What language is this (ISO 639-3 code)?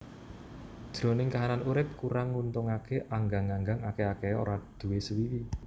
jav